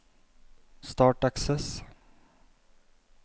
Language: Norwegian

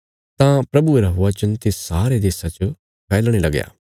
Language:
Bilaspuri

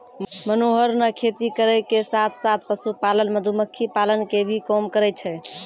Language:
Maithili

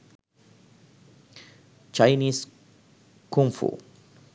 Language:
Sinhala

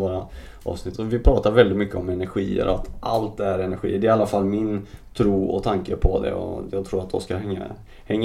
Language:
Swedish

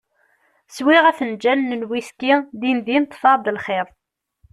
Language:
Kabyle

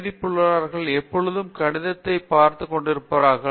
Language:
Tamil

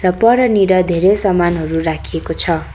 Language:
Nepali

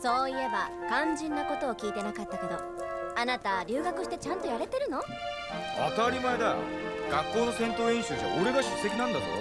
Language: Japanese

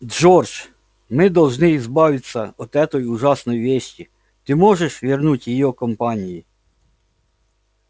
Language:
Russian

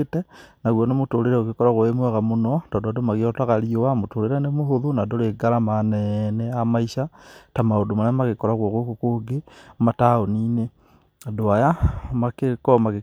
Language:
Kikuyu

